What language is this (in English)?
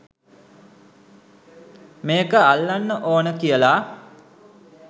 Sinhala